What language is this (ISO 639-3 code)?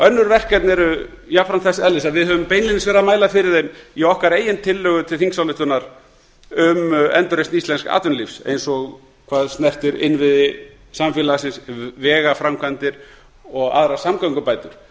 isl